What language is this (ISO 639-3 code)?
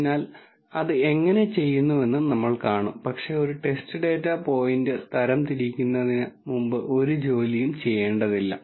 mal